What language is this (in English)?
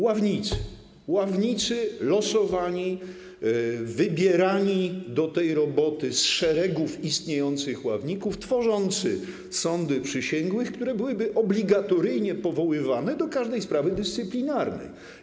Polish